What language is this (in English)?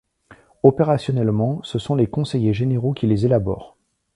French